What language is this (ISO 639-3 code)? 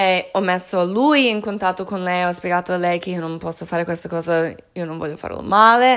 ita